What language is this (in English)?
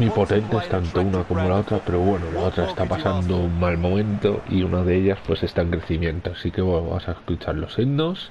Spanish